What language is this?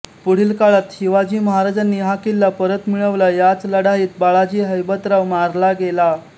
Marathi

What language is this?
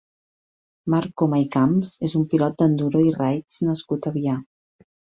Catalan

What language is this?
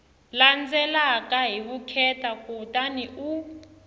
Tsonga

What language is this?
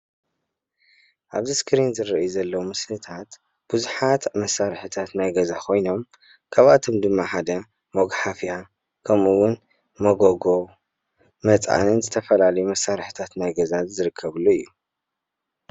Tigrinya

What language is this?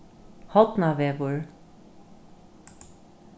Faroese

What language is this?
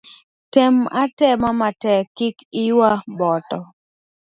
Luo (Kenya and Tanzania)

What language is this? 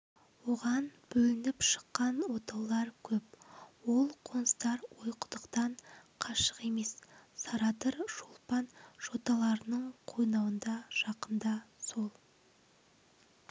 Kazakh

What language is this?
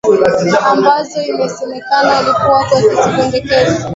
Swahili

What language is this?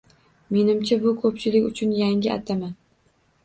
Uzbek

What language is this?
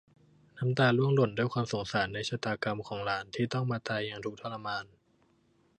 Thai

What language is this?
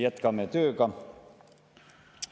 Estonian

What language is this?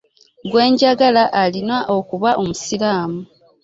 Ganda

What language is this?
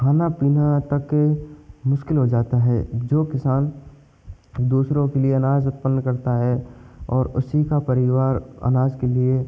Hindi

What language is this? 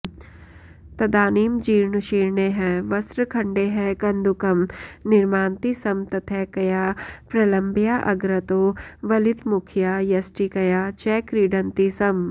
Sanskrit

